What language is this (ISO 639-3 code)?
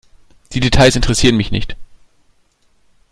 deu